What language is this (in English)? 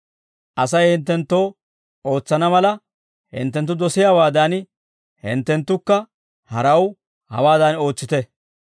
Dawro